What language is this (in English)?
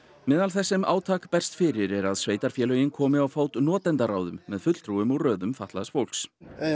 Icelandic